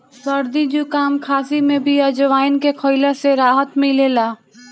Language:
Bhojpuri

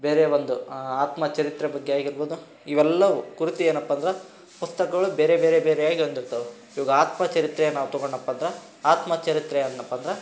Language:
Kannada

